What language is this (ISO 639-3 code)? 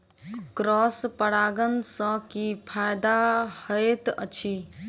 mai